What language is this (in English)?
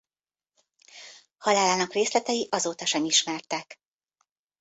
Hungarian